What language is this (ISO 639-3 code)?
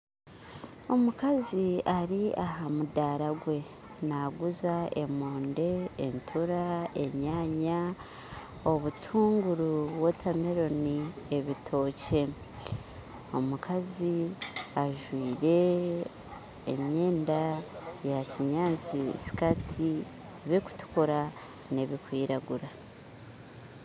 nyn